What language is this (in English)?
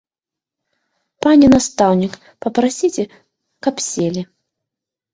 Belarusian